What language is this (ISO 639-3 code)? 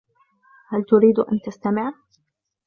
ara